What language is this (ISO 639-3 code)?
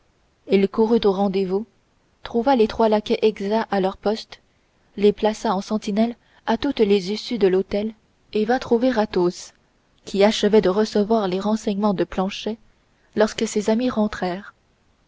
fra